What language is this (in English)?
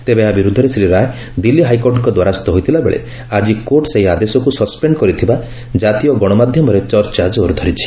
Odia